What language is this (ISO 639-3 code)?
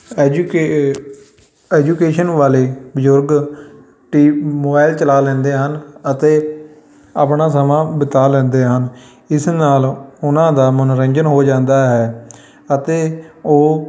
pan